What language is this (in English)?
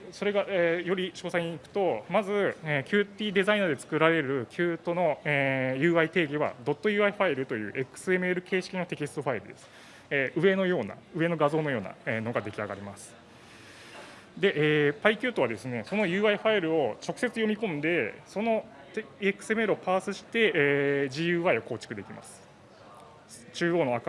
Japanese